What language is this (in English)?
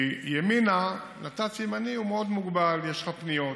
Hebrew